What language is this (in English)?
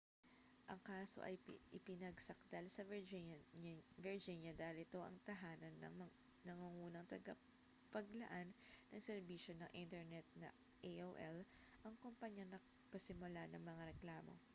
Filipino